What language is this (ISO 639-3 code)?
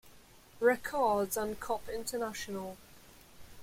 eng